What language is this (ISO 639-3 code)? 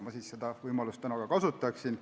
est